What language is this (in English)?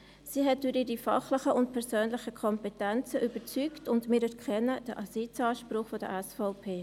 Swiss German